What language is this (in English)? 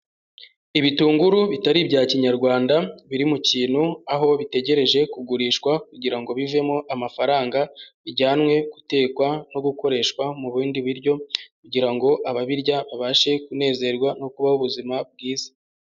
Kinyarwanda